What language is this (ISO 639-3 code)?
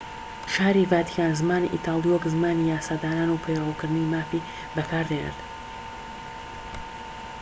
ckb